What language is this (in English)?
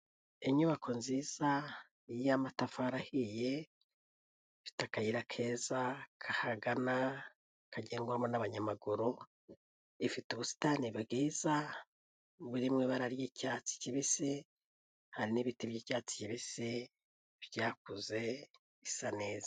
Kinyarwanda